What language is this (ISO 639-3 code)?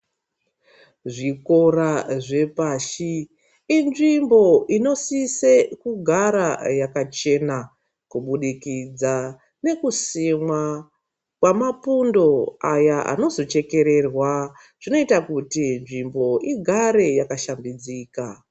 ndc